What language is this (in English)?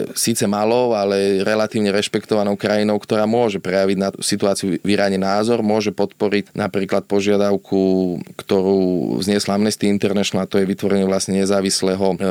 Slovak